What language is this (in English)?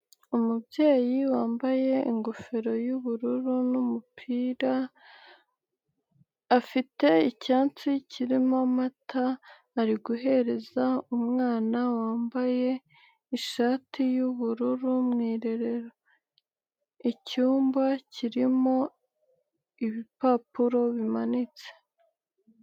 Kinyarwanda